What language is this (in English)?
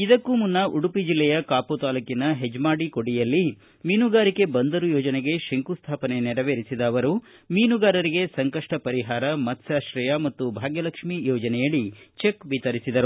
Kannada